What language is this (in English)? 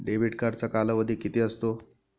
Marathi